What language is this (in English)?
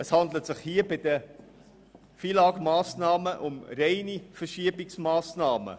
Swiss German